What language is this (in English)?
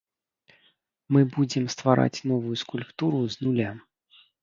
Belarusian